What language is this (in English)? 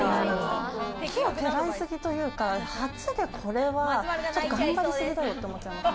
Japanese